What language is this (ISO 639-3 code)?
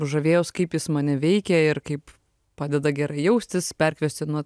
lit